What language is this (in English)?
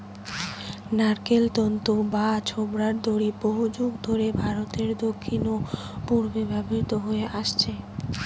Bangla